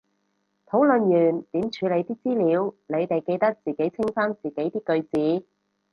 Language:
Cantonese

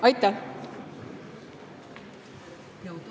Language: Estonian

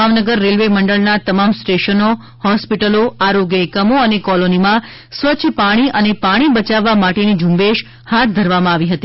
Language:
Gujarati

